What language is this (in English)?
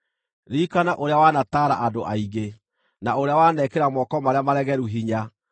Kikuyu